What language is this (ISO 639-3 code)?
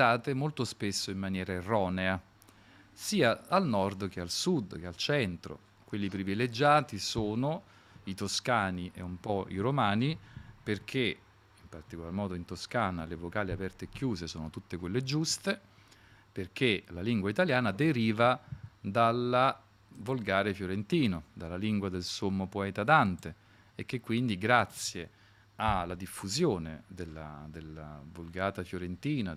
ita